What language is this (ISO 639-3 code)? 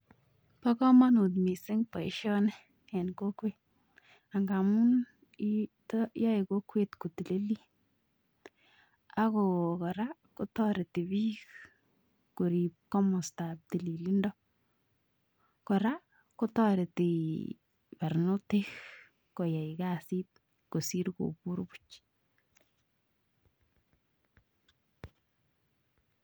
kln